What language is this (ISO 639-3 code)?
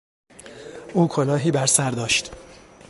fas